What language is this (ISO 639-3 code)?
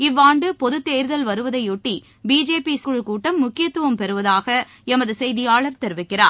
tam